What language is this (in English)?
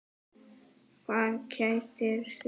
Icelandic